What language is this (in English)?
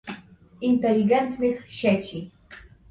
Polish